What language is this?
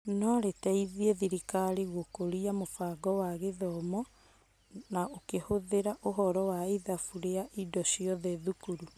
Kikuyu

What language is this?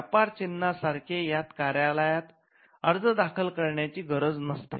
Marathi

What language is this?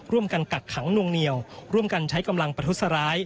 Thai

